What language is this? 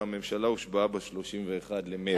Hebrew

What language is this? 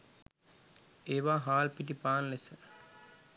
Sinhala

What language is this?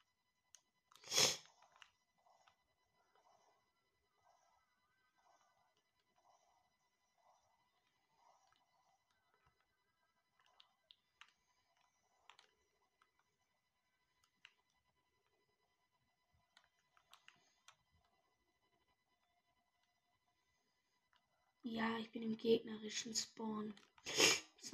German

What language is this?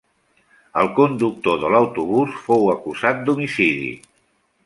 Catalan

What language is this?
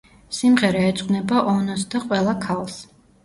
Georgian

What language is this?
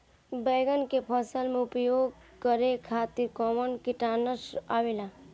Bhojpuri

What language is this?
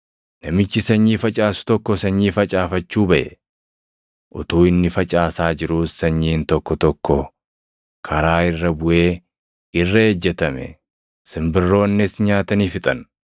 Oromo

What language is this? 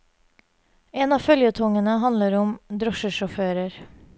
Norwegian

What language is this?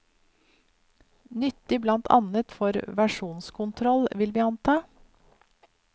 Norwegian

